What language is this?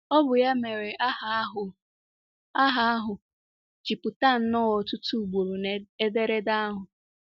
Igbo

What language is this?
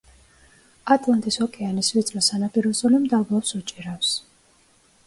Georgian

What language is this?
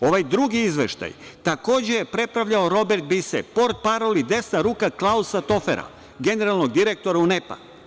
Serbian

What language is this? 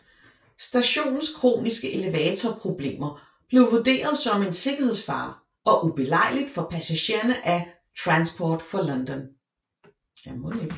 Danish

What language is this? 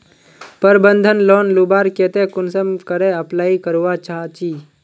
Magahi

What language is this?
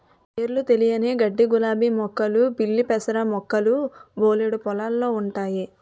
Telugu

